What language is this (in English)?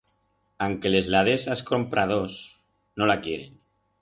Aragonese